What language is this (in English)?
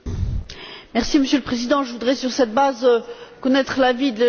French